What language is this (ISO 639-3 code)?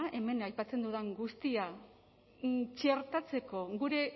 eus